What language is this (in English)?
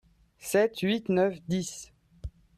French